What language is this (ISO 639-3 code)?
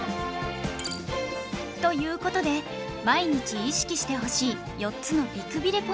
jpn